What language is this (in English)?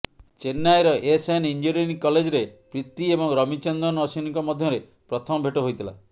Odia